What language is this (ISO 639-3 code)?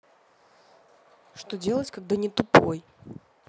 rus